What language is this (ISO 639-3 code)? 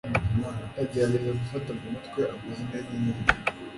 kin